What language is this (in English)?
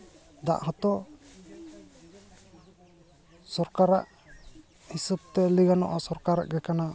Santali